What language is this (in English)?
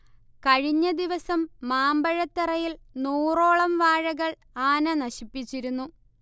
Malayalam